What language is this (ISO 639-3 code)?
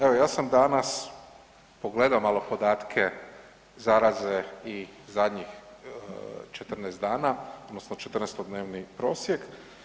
hrv